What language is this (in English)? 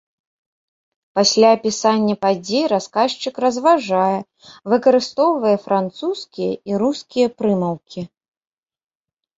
Belarusian